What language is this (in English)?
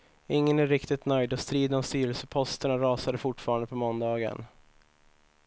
Swedish